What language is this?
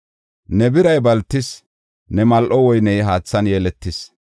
Gofa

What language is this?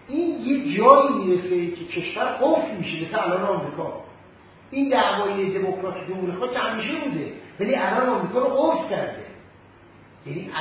Persian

